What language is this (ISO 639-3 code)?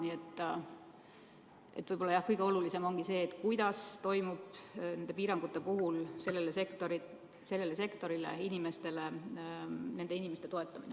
est